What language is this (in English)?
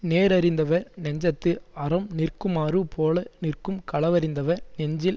Tamil